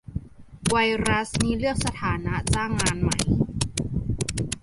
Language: Thai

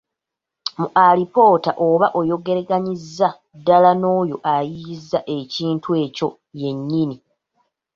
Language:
Ganda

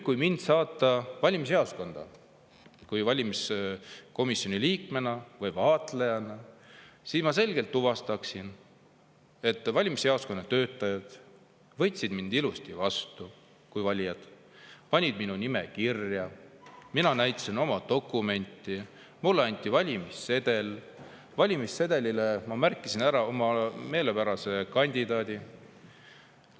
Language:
Estonian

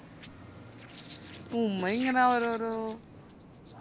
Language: Malayalam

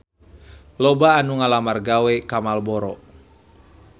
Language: Sundanese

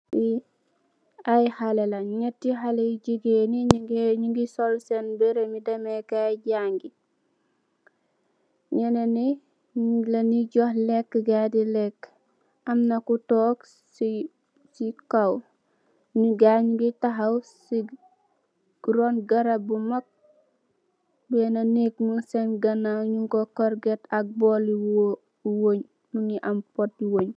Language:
Wolof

